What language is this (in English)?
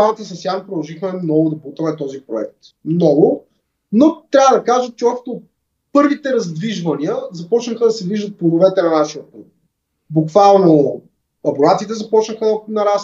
Bulgarian